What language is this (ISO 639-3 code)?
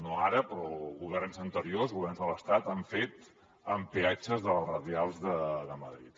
cat